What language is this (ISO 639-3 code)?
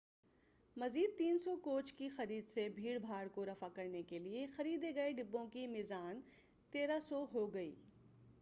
urd